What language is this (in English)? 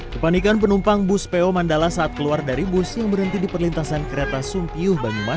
Indonesian